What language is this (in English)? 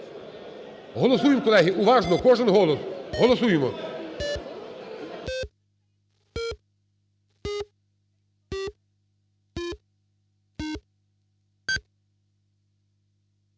Ukrainian